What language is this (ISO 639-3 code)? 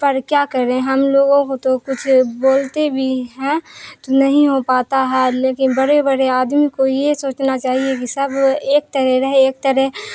urd